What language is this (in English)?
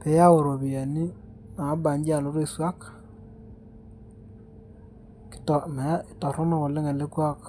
Masai